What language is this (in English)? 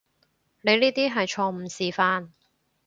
Cantonese